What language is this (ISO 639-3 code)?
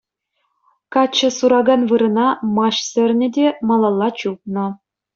chv